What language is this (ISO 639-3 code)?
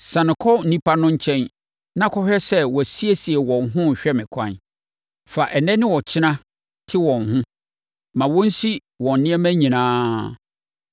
aka